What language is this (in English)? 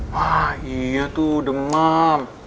Indonesian